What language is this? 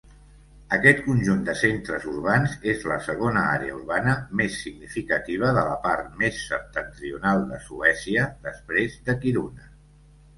Catalan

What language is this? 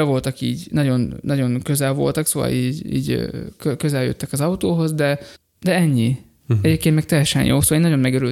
Hungarian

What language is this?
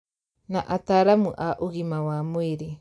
Kikuyu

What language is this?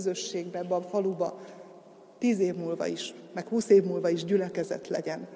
Hungarian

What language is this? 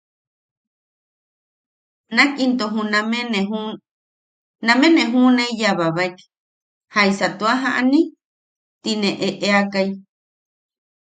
Yaqui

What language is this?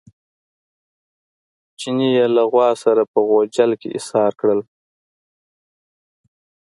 Pashto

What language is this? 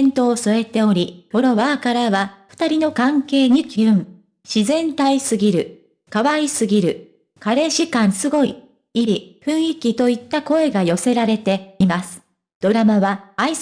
Japanese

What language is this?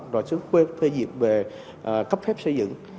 Vietnamese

